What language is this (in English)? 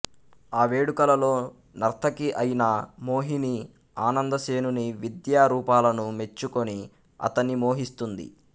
Telugu